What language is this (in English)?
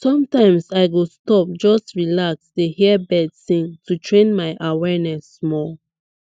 Nigerian Pidgin